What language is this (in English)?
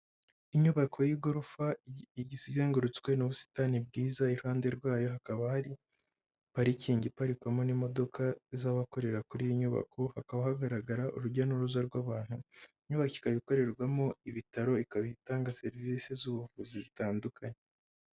Kinyarwanda